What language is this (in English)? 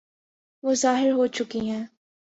Urdu